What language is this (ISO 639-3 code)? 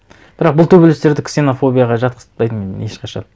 kaz